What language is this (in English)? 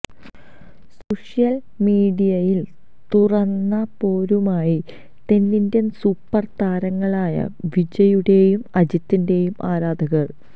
Malayalam